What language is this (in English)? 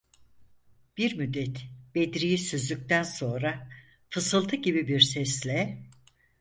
Turkish